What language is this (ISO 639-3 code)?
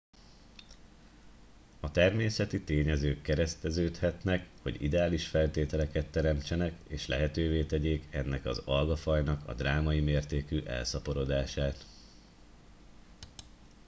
hun